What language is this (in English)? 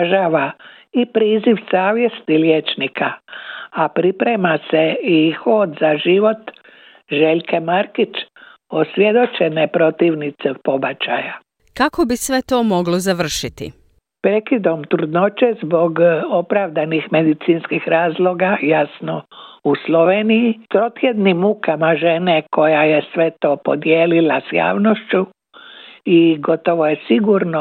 Croatian